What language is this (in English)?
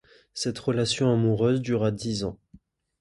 French